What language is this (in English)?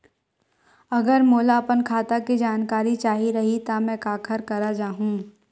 Chhattisgarhi